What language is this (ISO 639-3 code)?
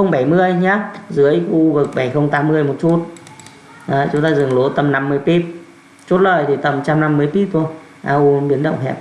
vie